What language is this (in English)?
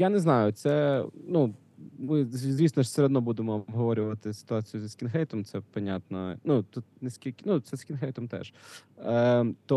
Ukrainian